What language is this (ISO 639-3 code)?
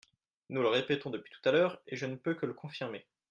fra